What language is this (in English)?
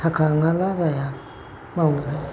Bodo